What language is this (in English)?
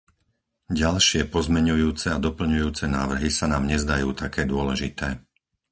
Slovak